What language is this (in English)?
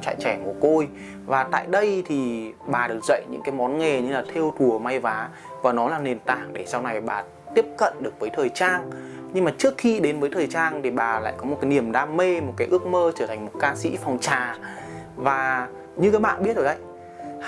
Vietnamese